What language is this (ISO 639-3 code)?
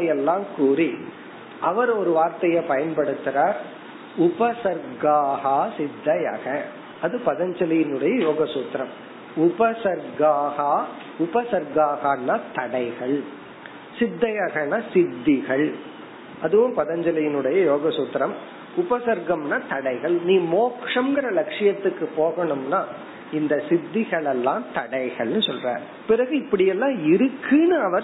tam